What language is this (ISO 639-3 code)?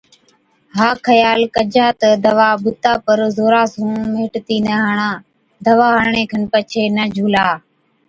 odk